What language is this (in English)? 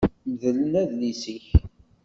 Kabyle